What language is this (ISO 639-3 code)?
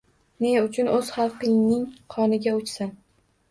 uzb